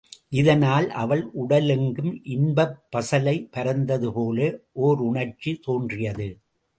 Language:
Tamil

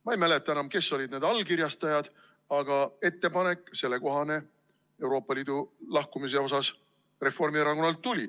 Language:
Estonian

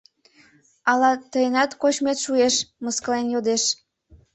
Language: Mari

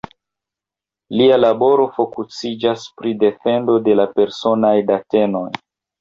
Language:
Esperanto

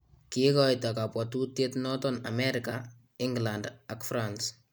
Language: Kalenjin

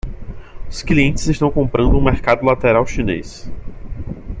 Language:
Portuguese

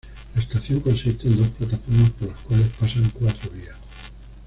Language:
Spanish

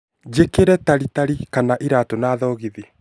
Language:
Kikuyu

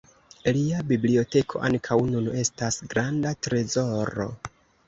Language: Esperanto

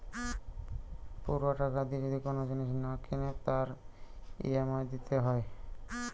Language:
Bangla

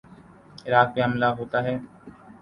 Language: Urdu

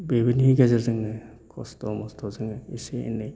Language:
Bodo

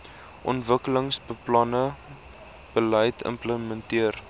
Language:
Afrikaans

